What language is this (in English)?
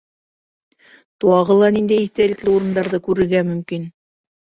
Bashkir